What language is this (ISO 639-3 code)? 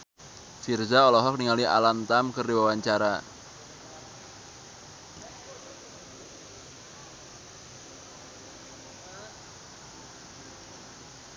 sun